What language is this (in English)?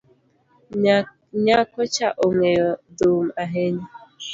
Luo (Kenya and Tanzania)